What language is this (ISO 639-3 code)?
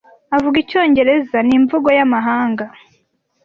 kin